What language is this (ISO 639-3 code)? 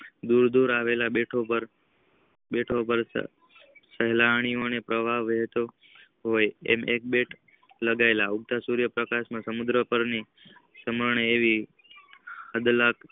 guj